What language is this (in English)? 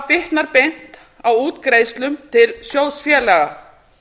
Icelandic